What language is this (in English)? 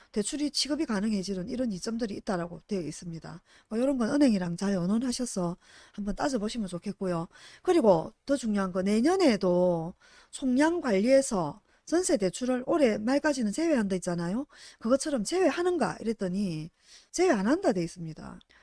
Korean